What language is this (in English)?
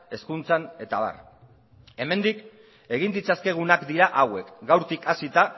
Basque